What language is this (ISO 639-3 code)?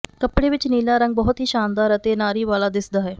pan